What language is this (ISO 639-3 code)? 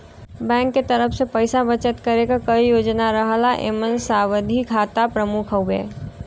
bho